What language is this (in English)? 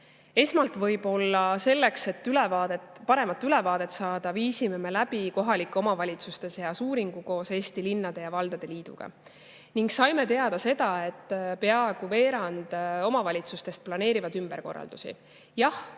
Estonian